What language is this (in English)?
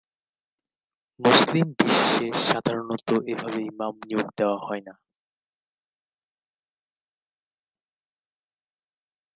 Bangla